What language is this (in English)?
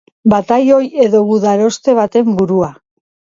Basque